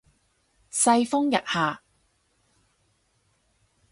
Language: Cantonese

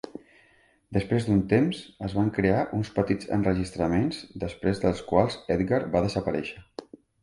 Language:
Catalan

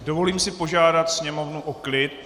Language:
Czech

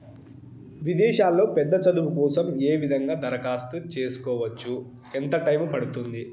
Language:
Telugu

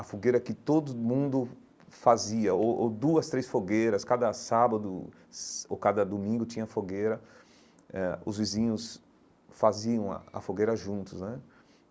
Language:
Portuguese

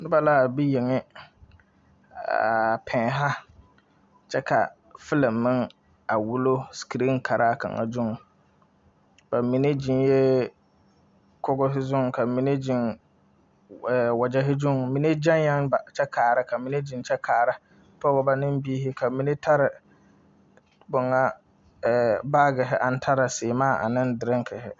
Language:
Southern Dagaare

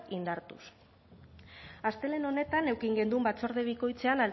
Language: Basque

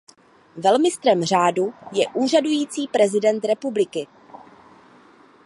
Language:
Czech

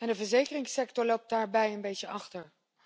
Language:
Dutch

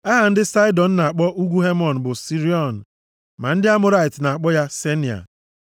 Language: Igbo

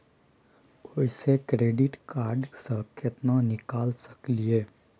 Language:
Maithili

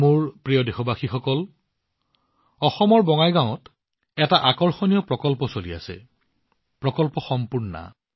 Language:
Assamese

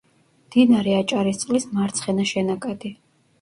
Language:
Georgian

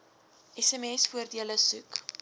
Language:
Afrikaans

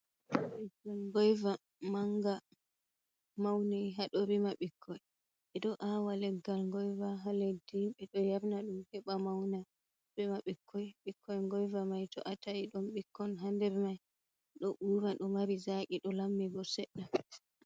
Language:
Fula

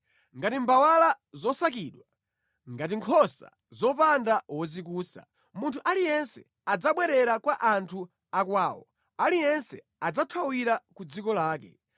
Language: Nyanja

